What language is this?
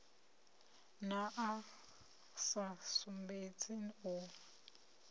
Venda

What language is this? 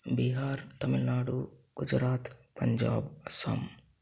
Telugu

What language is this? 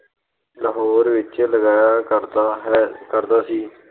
Punjabi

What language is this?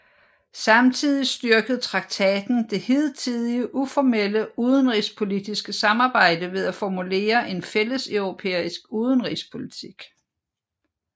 Danish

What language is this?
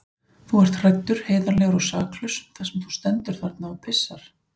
Icelandic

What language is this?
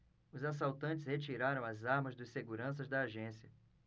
Portuguese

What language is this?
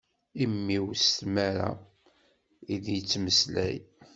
Kabyle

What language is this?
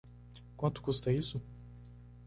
Portuguese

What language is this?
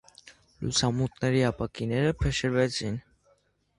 Armenian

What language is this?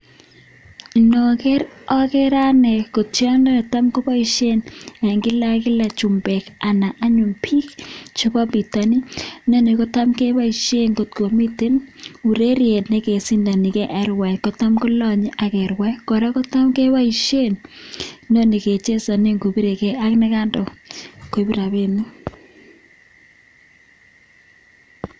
Kalenjin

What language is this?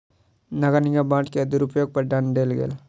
Maithili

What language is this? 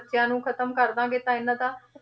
Punjabi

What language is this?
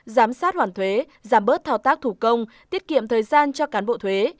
Vietnamese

